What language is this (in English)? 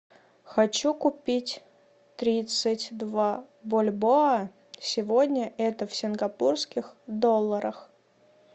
Russian